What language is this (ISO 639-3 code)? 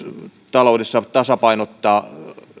fin